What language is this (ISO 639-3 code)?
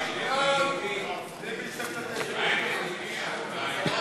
heb